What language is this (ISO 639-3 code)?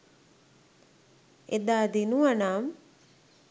sin